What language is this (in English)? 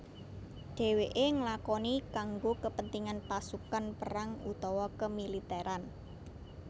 Javanese